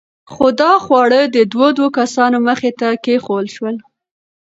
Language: Pashto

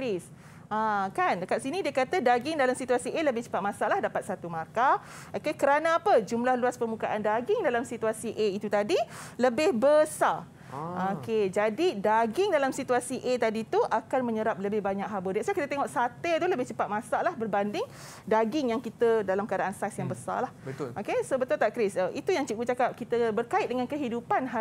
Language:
Malay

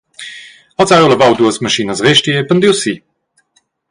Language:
Romansh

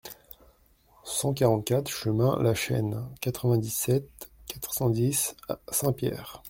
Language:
French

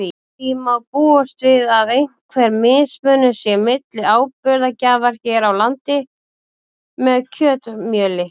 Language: Icelandic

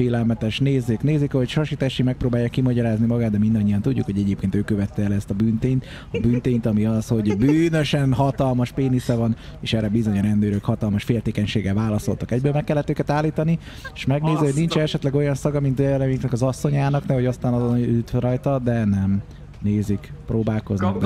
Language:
Hungarian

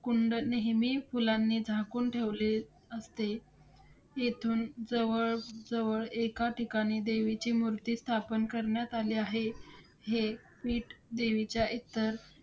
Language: Marathi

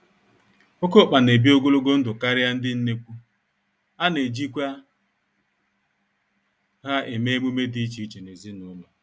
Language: Igbo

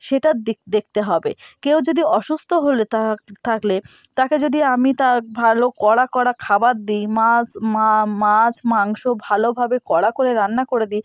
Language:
Bangla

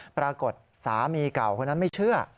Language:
Thai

